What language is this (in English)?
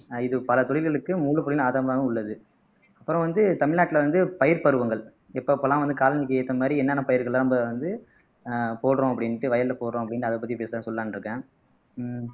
Tamil